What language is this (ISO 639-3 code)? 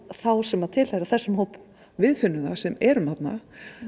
isl